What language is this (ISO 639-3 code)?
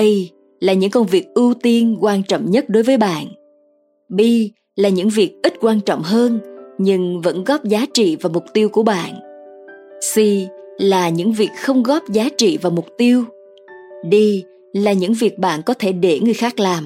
vie